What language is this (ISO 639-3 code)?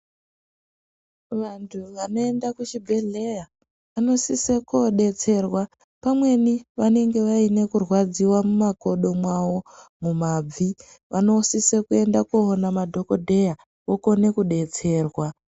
ndc